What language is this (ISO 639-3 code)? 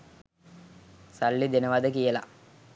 sin